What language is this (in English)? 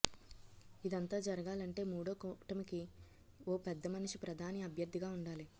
Telugu